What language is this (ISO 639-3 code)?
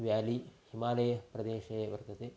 san